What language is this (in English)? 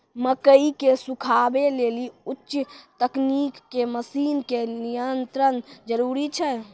Maithili